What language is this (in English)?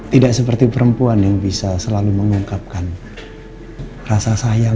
Indonesian